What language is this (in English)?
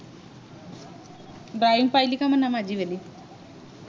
Marathi